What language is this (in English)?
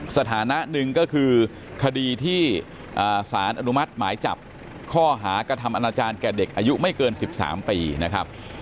Thai